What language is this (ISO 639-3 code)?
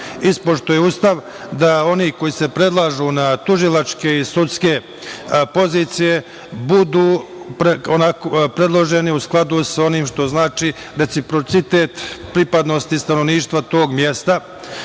srp